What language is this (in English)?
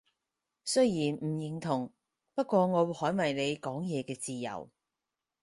Cantonese